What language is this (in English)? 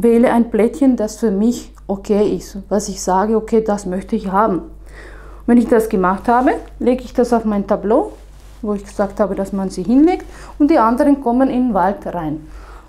German